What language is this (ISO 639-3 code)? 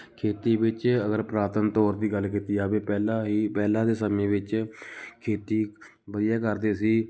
pan